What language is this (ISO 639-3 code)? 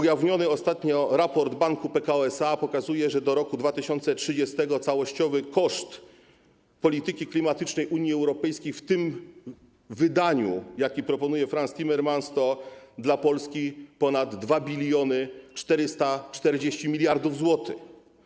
pol